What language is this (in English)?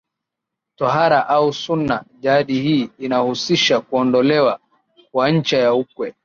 Swahili